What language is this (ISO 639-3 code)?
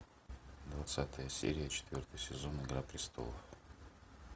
rus